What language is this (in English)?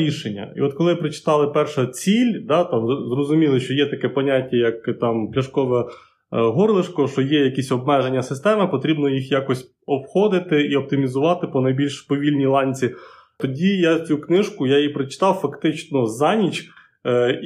Ukrainian